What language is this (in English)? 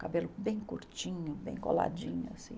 Portuguese